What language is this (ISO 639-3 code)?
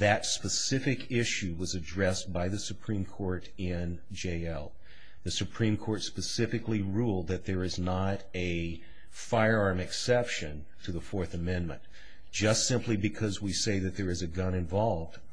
eng